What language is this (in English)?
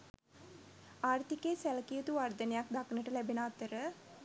Sinhala